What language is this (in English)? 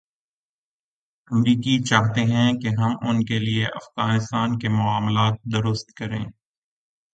Urdu